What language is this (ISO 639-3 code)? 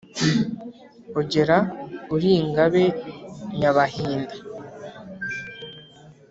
kin